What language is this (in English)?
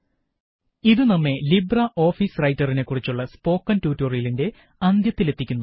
Malayalam